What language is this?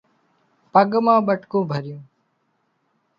Wadiyara Koli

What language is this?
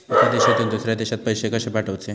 Marathi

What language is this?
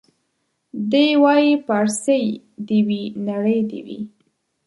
Pashto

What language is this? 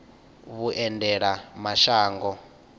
Venda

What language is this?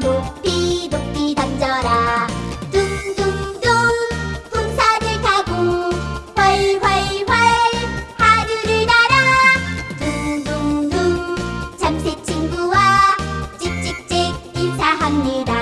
Korean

